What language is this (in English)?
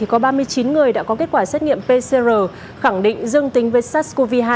Vietnamese